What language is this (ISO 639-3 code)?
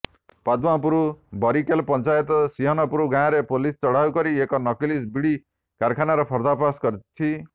ori